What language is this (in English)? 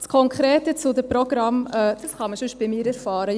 Swiss German